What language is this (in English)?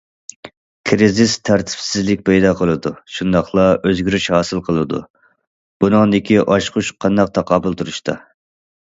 Uyghur